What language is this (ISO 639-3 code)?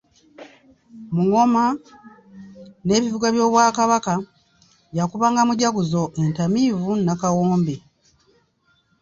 lug